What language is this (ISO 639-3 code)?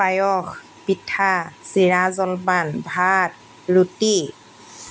asm